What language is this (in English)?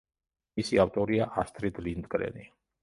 Georgian